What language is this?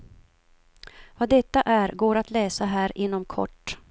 Swedish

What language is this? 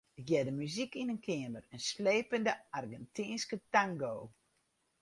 Western Frisian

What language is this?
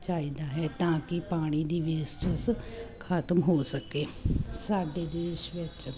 Punjabi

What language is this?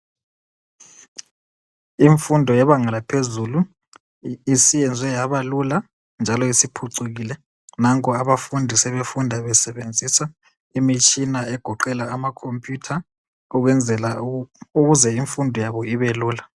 North Ndebele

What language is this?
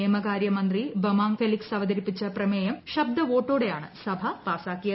Malayalam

